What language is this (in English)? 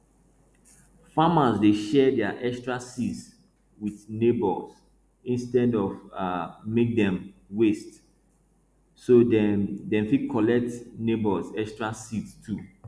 Nigerian Pidgin